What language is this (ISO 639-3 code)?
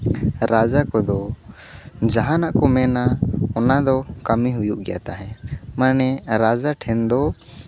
sat